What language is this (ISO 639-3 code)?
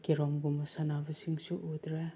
mni